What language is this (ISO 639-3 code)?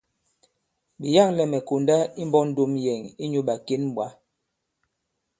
abb